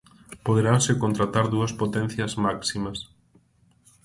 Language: Galician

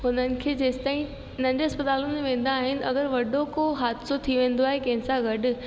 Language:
Sindhi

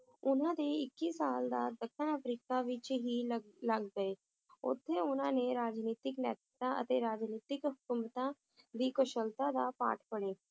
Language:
Punjabi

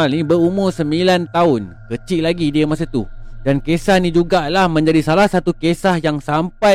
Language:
Malay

